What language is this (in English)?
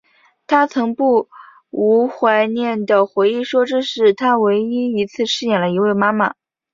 Chinese